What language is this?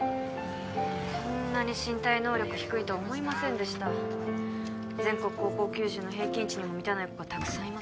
Japanese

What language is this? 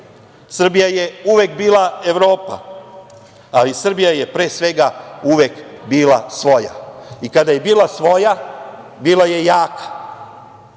Serbian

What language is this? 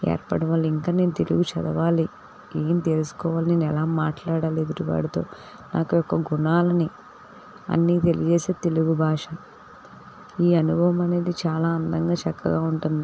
Telugu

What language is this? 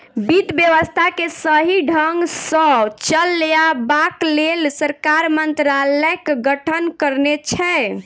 Maithili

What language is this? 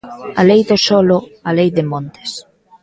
Galician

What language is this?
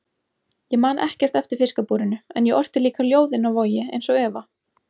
Icelandic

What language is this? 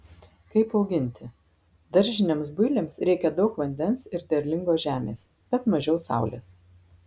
Lithuanian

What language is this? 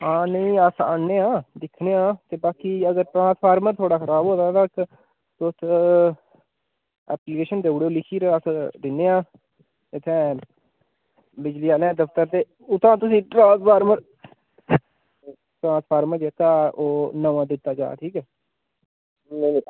Dogri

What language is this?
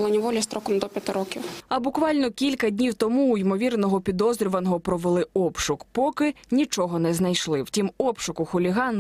Ukrainian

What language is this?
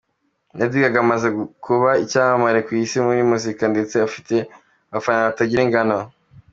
Kinyarwanda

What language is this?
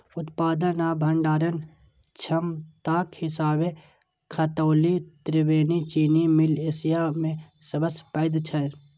Maithili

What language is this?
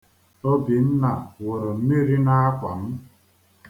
Igbo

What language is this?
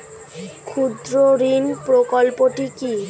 Bangla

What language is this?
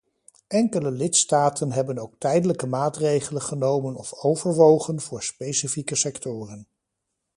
Dutch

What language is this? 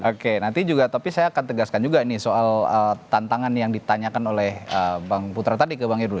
Indonesian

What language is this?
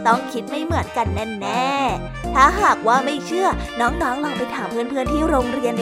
Thai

